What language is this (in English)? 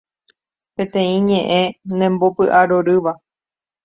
Guarani